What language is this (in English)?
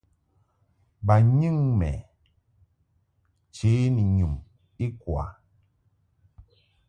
Mungaka